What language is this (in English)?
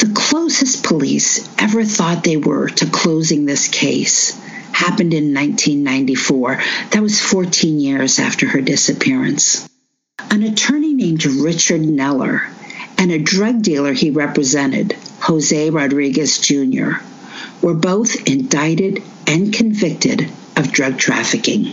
English